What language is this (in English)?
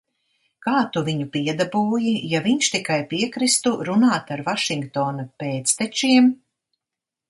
Latvian